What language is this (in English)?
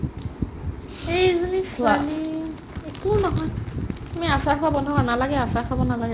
Assamese